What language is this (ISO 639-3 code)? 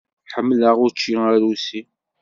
kab